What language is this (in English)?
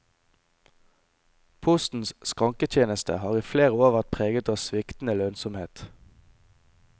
Norwegian